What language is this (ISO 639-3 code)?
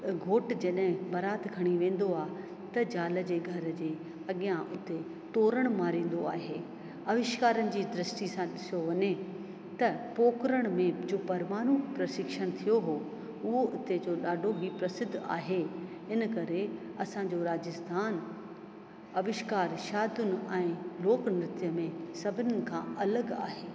snd